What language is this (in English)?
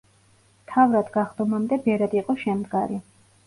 Georgian